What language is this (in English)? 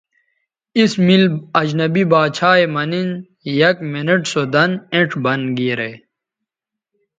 Bateri